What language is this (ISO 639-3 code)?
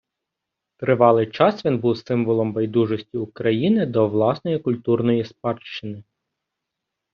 ukr